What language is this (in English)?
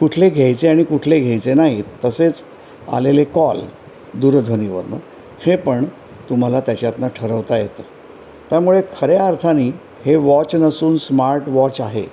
Marathi